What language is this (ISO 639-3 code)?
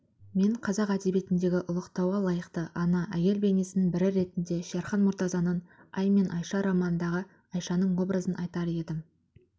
kaz